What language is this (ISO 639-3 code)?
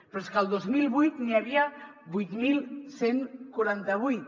cat